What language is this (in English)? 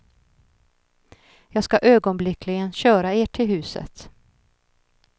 Swedish